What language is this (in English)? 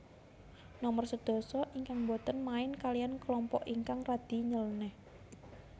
Javanese